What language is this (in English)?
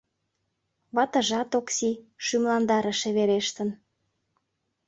Mari